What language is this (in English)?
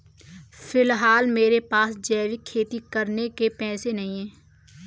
Hindi